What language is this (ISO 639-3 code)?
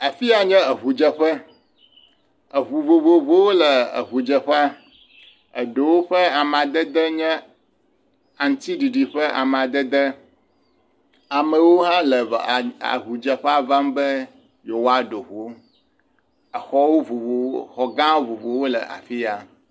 ewe